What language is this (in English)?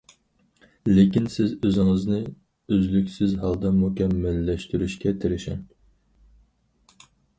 Uyghur